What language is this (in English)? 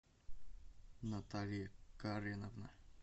Russian